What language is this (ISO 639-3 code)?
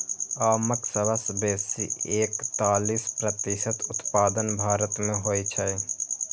mai